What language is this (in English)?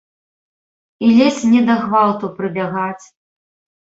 Belarusian